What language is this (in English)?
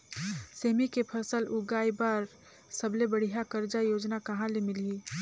Chhattisgarhi